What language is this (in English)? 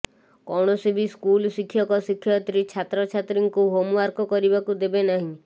Odia